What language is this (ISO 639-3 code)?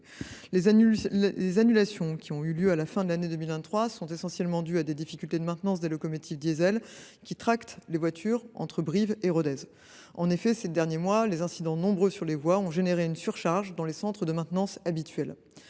fra